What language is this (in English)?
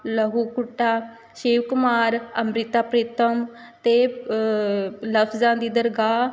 Punjabi